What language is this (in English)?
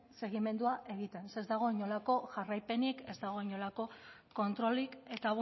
Basque